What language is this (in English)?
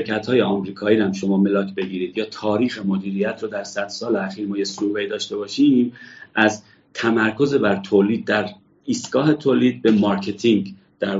Persian